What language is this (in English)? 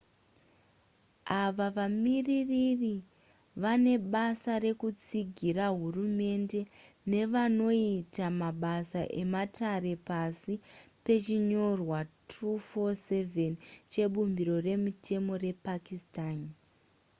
Shona